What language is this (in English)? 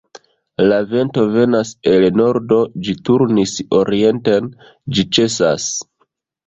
Esperanto